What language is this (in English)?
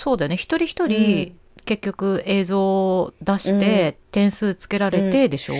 Japanese